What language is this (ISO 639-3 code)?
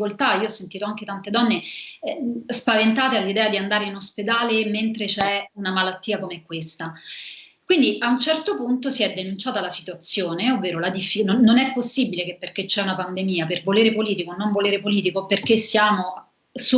ita